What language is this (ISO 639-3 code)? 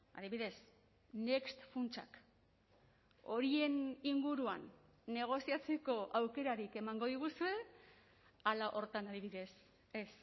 eus